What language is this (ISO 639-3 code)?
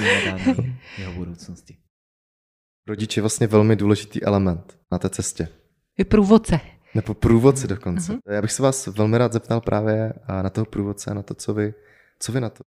ces